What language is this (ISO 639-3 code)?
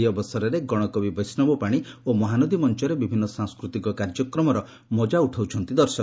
ori